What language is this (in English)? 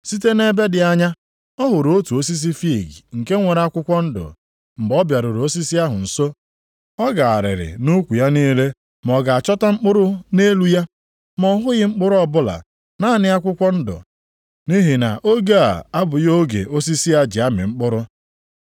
Igbo